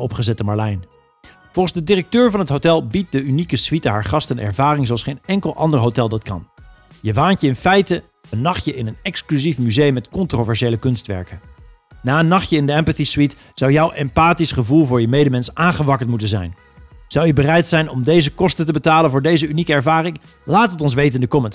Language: Dutch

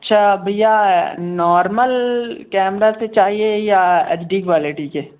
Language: Hindi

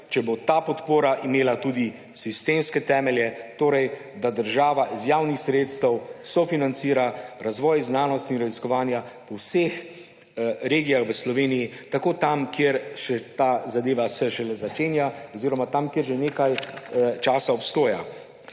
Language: Slovenian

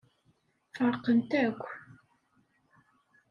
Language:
Kabyle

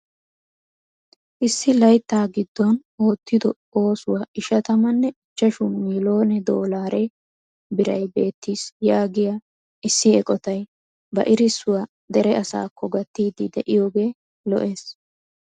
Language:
Wolaytta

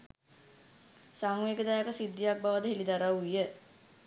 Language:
Sinhala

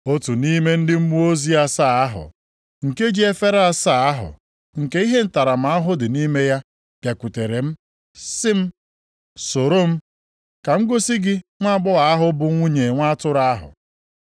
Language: Igbo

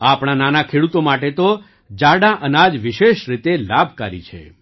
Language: Gujarati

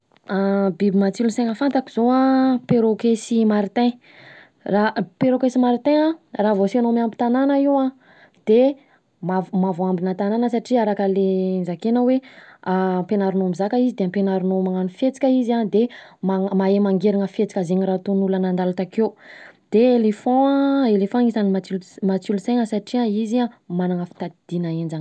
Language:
Southern Betsimisaraka Malagasy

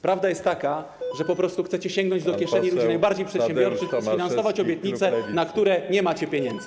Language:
Polish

